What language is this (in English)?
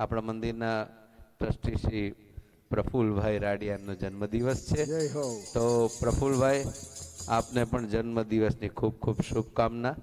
Hindi